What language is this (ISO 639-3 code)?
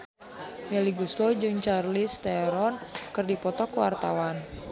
sun